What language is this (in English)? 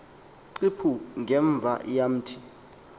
Xhosa